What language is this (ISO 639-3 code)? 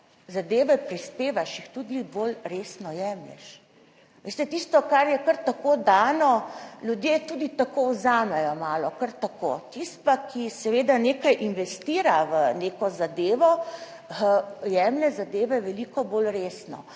slv